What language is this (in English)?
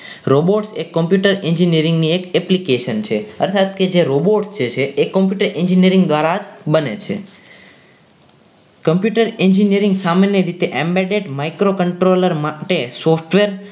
Gujarati